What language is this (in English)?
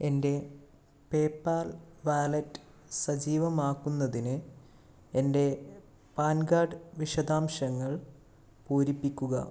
Malayalam